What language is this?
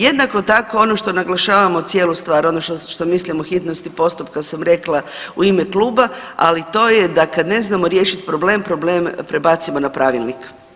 Croatian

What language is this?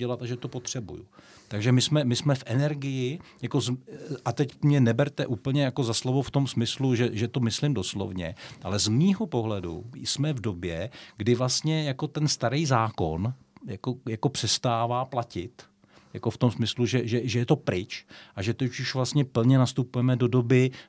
Czech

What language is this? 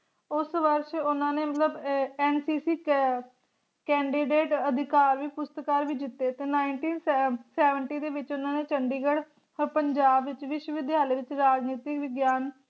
Punjabi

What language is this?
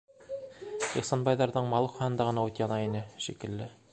Bashkir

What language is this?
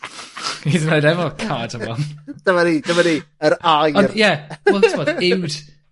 Welsh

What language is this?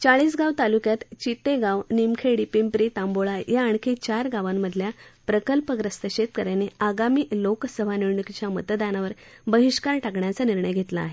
Marathi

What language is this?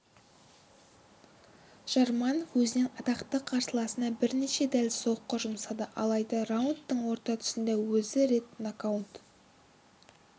Kazakh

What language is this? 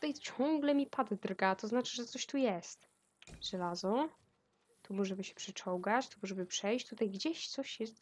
Polish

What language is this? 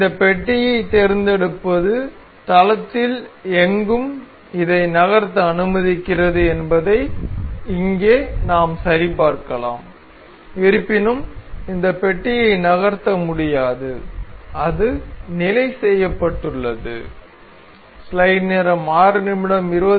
Tamil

